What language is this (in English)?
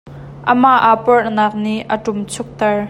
Hakha Chin